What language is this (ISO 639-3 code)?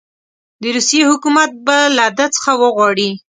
pus